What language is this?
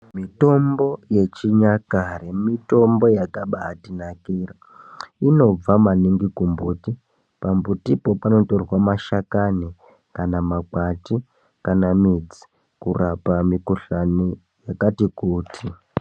Ndau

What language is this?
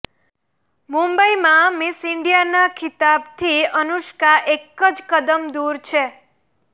Gujarati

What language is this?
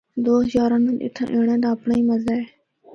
Northern Hindko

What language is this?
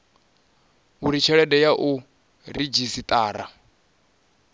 Venda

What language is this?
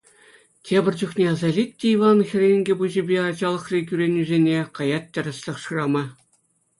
Chuvash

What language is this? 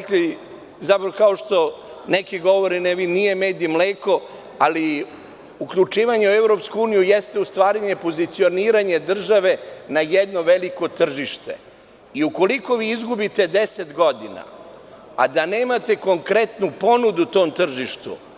Serbian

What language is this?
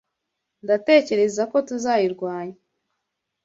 Kinyarwanda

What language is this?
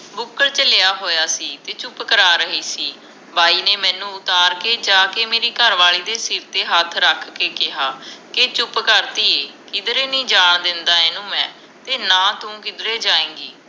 Punjabi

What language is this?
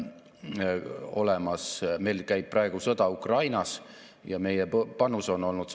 Estonian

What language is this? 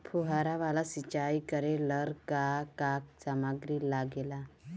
Bhojpuri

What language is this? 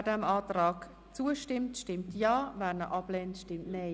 Swiss German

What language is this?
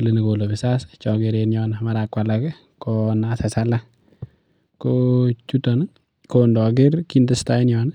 Kalenjin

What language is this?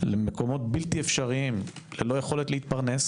Hebrew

